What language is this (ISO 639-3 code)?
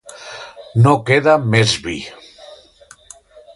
cat